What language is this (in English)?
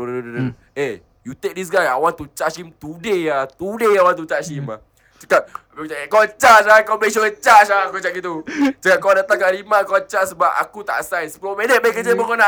Malay